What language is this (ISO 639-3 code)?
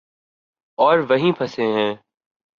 urd